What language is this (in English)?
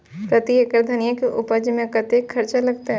Maithili